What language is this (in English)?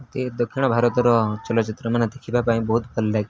Odia